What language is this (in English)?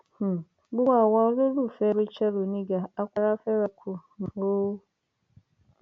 Yoruba